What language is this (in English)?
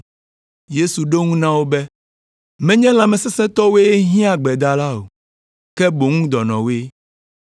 Ewe